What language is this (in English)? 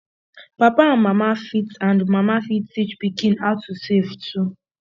Nigerian Pidgin